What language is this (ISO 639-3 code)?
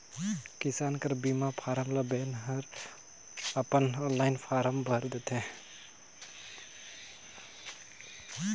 hne